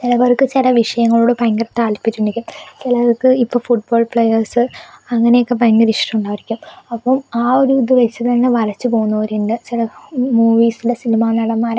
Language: Malayalam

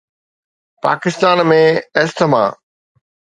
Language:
Sindhi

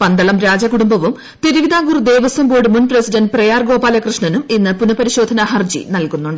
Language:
Malayalam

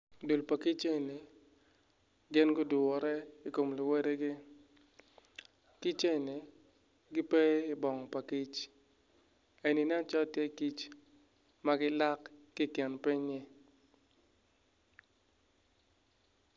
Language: Acoli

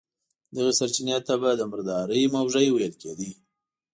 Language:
Pashto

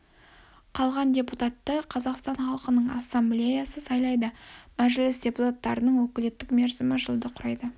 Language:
Kazakh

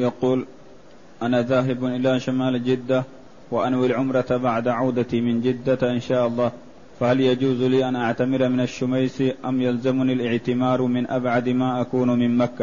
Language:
Arabic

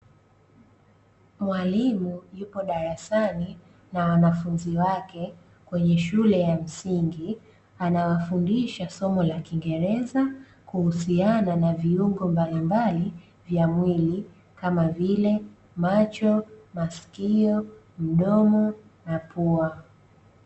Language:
Swahili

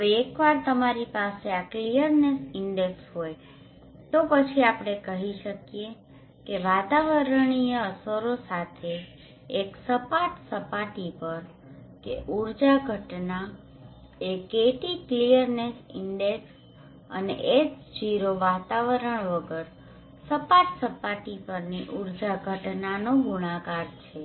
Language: Gujarati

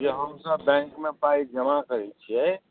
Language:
Maithili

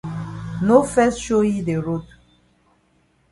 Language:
Cameroon Pidgin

